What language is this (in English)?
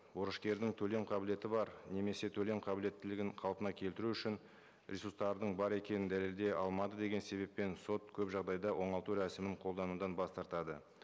Kazakh